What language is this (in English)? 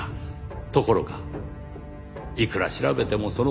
Japanese